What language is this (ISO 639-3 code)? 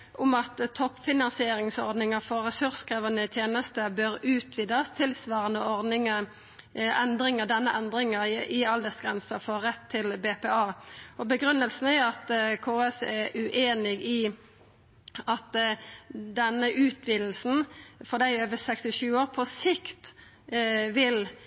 nno